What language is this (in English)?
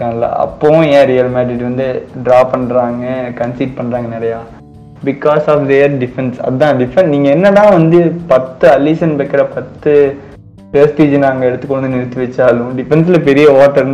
Tamil